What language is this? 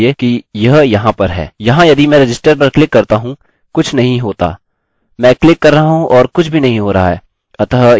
Hindi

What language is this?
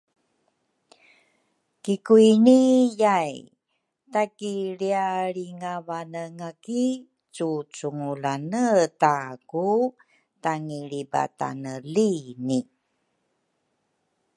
Rukai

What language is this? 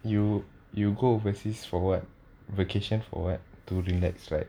English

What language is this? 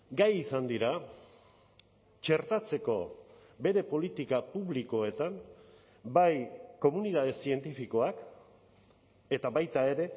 Basque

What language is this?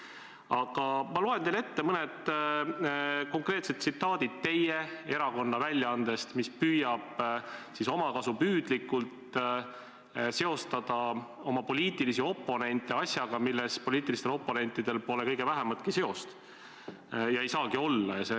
Estonian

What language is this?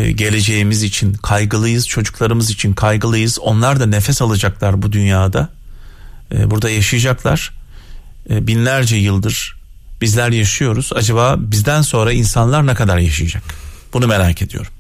Turkish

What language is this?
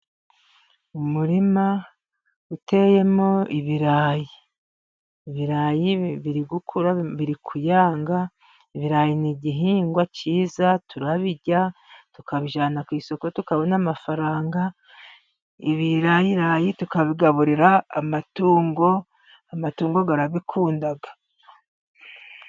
Kinyarwanda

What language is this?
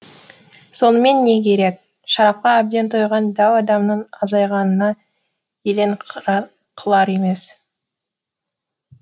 Kazakh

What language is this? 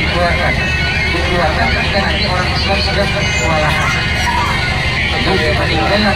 Indonesian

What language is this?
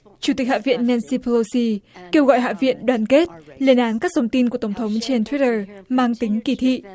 Vietnamese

